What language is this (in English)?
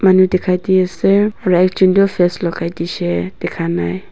Naga Pidgin